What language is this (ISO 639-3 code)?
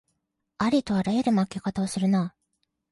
jpn